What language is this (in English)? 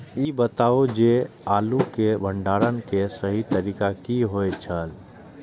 Maithili